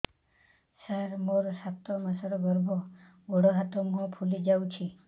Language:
Odia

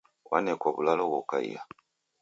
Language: Taita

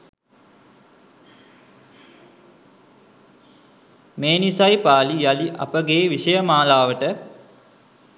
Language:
Sinhala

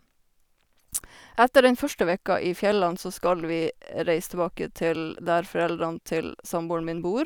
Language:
Norwegian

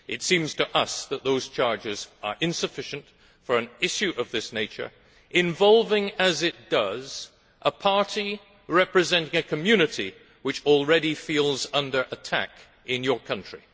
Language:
English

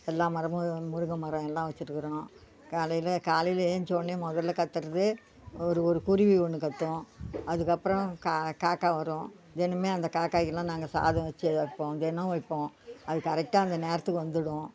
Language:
Tamil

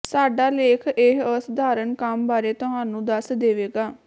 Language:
Punjabi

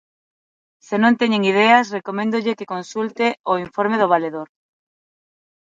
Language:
Galician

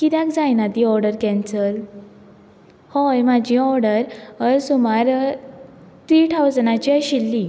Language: Konkani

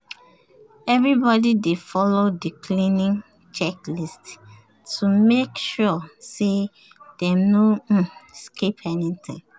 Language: Nigerian Pidgin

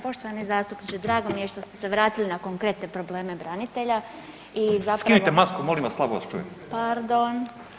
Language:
Croatian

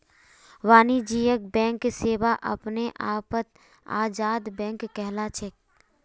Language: Magahi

